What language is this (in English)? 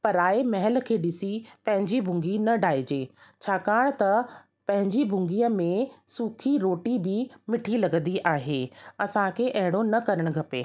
Sindhi